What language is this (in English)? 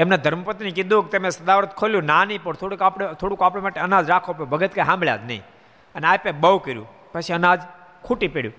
Gujarati